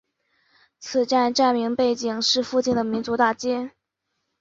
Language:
Chinese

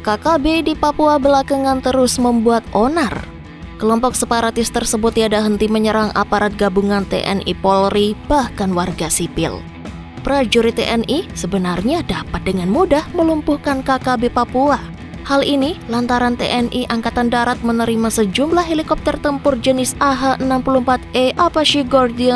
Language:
Indonesian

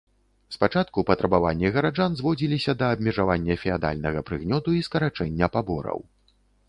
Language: Belarusian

